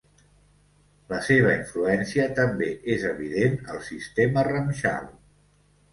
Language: Catalan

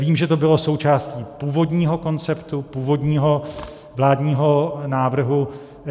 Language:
Czech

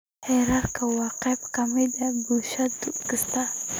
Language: Somali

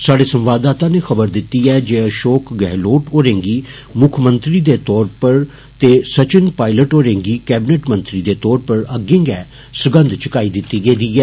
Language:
Dogri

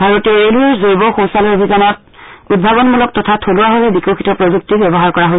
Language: Assamese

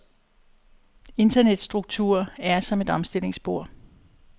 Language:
Danish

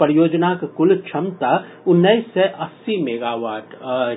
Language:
Maithili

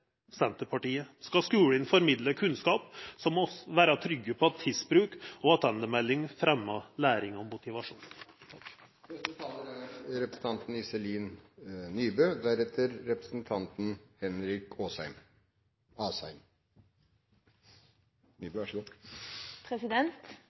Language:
Norwegian Nynorsk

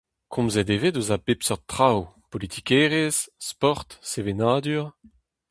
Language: Breton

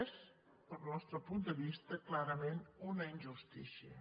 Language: Catalan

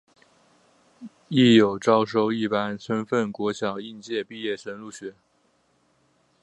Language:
Chinese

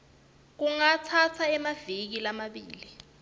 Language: Swati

